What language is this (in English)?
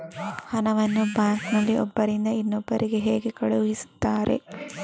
Kannada